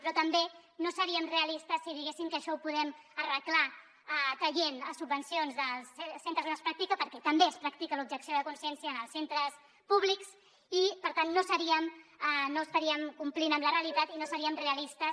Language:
Catalan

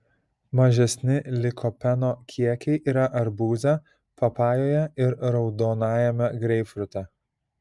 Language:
Lithuanian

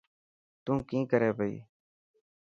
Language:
Dhatki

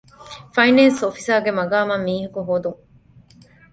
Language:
Divehi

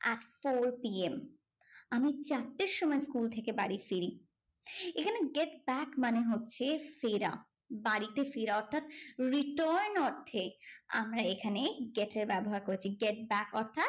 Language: Bangla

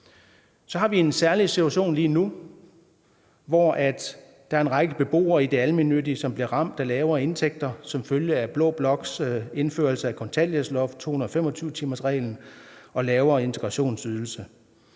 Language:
Danish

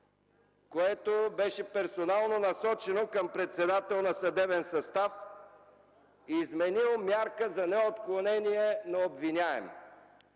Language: Bulgarian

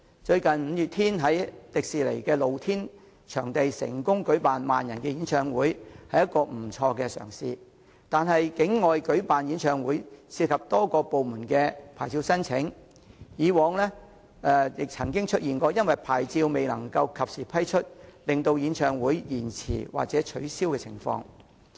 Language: Cantonese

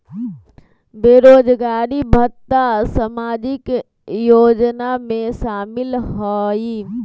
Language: Magahi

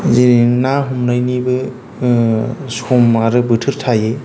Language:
Bodo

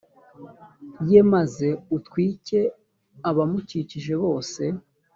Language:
Kinyarwanda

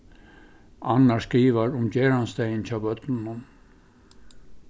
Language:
Faroese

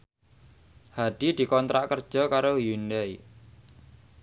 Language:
Javanese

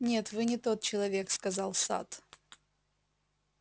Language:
Russian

